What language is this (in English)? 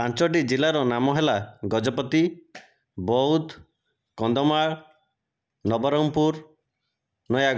Odia